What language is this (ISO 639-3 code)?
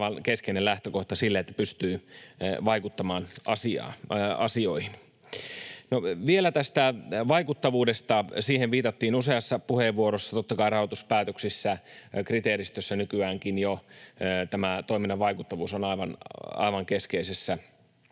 fin